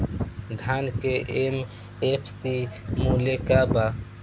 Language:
Bhojpuri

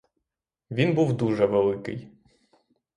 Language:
Ukrainian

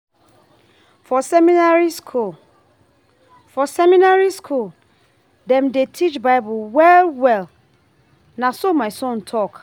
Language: Nigerian Pidgin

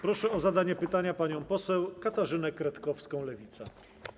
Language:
Polish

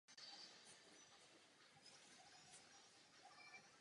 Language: Czech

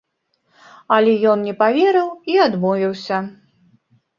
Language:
Belarusian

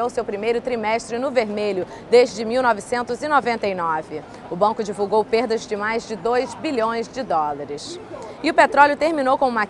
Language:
Portuguese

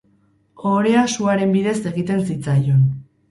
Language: Basque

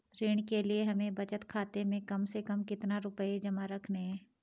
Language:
Hindi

